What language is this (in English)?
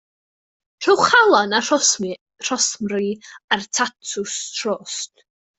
Welsh